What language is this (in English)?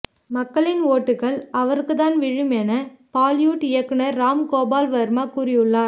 Tamil